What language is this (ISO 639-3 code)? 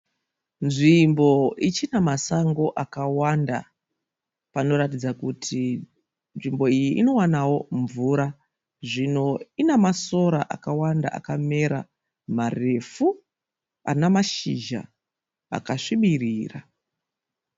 sna